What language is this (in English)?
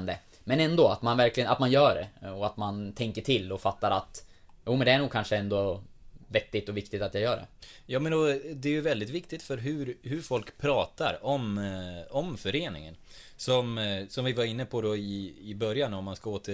Swedish